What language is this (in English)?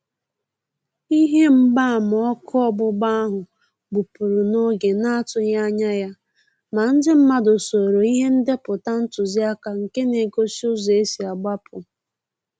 Igbo